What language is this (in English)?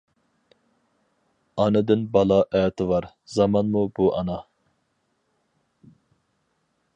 Uyghur